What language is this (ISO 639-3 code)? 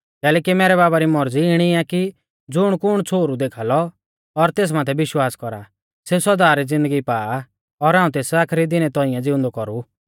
bfz